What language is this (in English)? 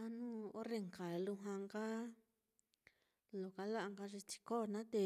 Mitlatongo Mixtec